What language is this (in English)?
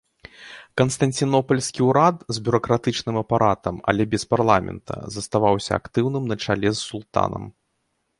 Belarusian